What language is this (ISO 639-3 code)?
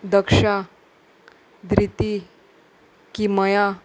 kok